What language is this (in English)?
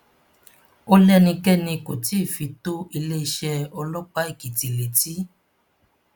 Yoruba